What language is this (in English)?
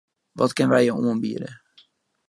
Western Frisian